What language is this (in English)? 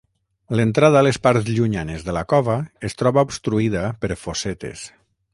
Catalan